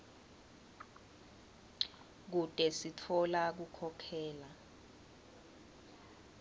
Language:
Swati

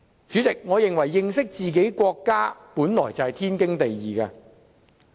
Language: Cantonese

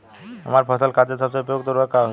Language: Bhojpuri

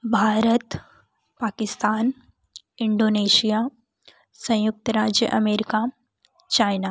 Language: Hindi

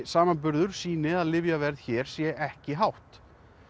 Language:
Icelandic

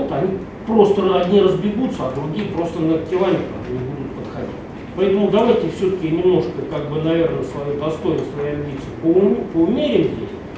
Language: Russian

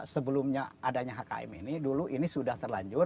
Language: Indonesian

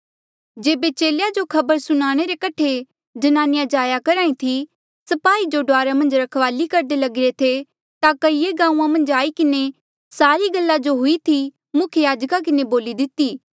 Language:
Mandeali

